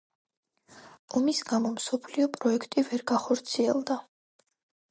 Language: Georgian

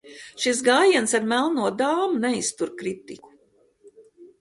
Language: Latvian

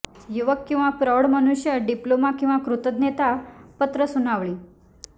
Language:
Marathi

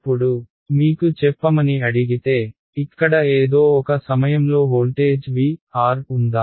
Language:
Telugu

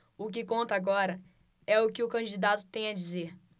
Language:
Portuguese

